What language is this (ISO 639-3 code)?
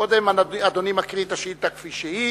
heb